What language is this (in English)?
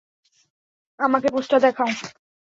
Bangla